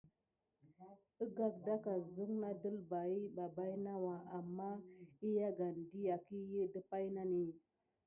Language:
Gidar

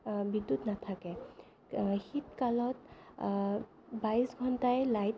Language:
Assamese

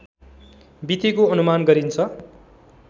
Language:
Nepali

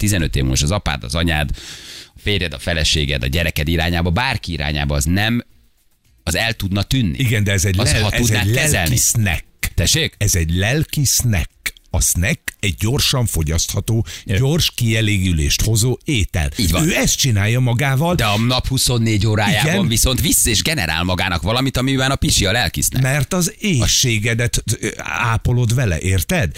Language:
Hungarian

